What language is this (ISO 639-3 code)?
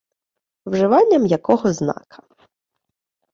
ukr